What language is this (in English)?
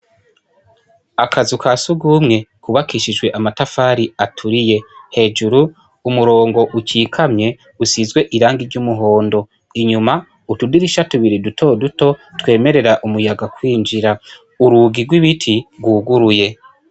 Rundi